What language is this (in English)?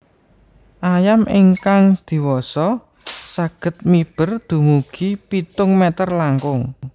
Javanese